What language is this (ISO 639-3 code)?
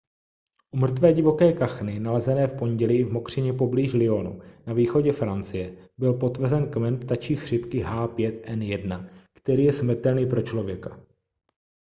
ces